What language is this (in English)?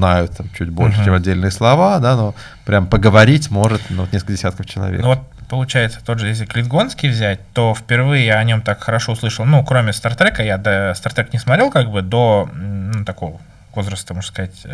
Russian